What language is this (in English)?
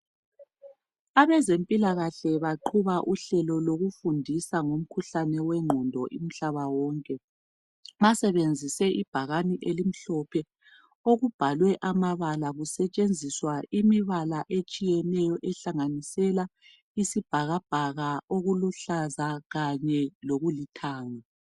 North Ndebele